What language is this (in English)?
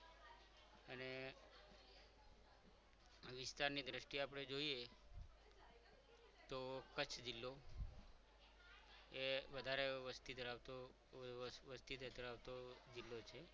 Gujarati